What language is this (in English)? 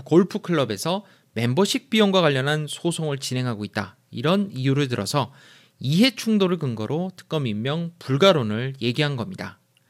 Korean